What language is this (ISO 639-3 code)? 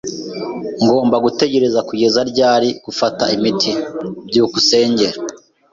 kin